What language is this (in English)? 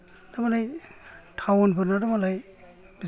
Bodo